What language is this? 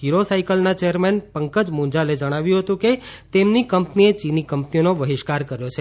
Gujarati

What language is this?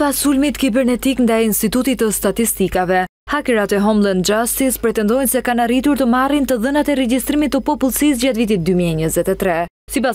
Romanian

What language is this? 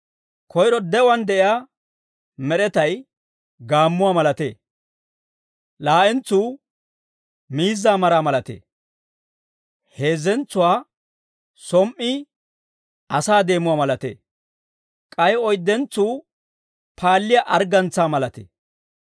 Dawro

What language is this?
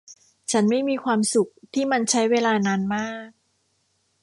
Thai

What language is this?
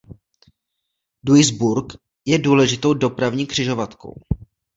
Czech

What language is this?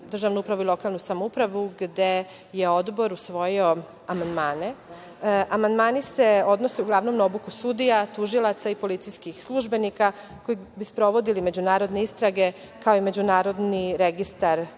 Serbian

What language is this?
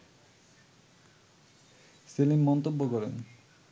Bangla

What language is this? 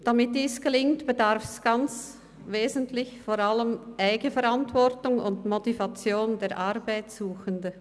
Swiss German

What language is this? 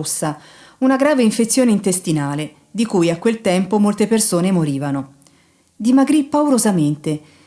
Italian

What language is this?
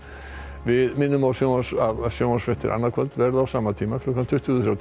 Icelandic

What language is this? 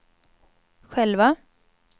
Swedish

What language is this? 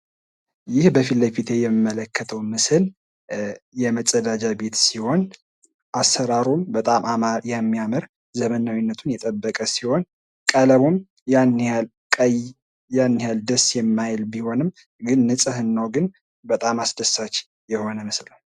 Amharic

